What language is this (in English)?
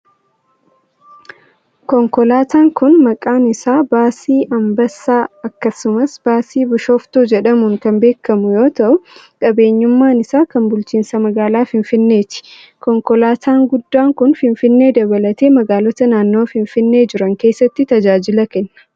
Oromo